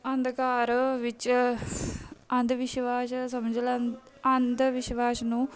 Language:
Punjabi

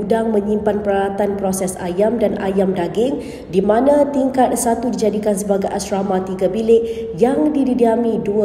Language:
Malay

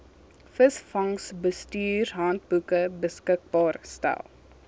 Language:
Afrikaans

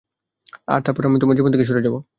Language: Bangla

